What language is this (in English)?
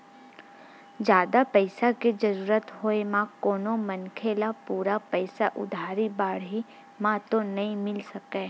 Chhattisgarhi